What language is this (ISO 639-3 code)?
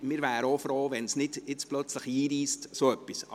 gsw